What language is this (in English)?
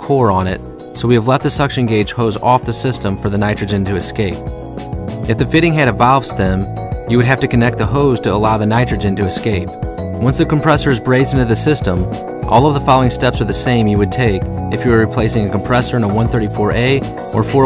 English